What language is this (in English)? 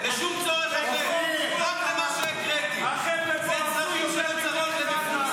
Hebrew